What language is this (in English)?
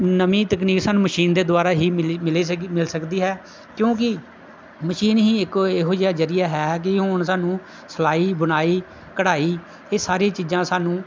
Punjabi